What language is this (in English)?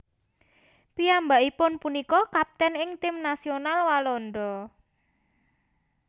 Javanese